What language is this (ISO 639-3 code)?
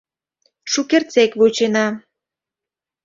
chm